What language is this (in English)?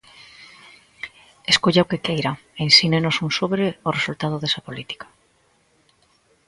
Galician